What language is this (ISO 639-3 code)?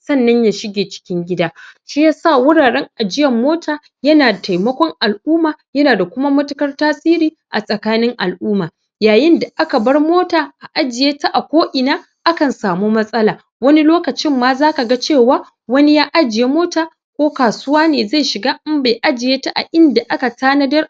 hau